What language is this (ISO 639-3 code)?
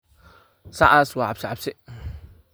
som